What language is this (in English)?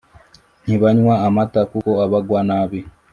Kinyarwanda